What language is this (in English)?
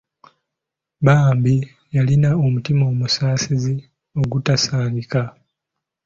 Ganda